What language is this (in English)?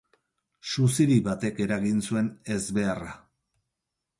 Basque